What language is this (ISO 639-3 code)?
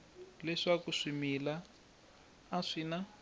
tso